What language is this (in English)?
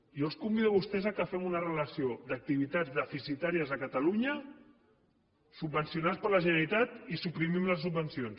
Catalan